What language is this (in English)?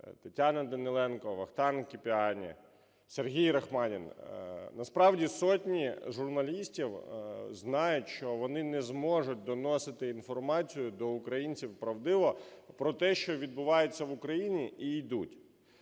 Ukrainian